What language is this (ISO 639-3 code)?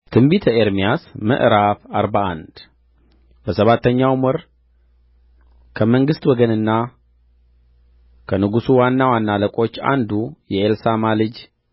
amh